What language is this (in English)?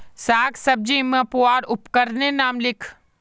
Magahi